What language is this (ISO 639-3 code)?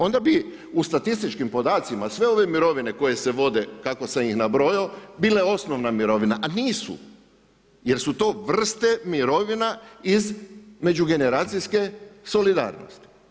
hrv